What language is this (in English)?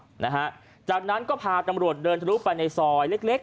Thai